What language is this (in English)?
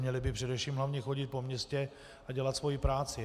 Czech